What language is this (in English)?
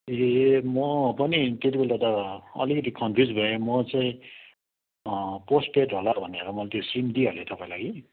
Nepali